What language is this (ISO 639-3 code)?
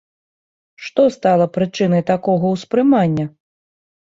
bel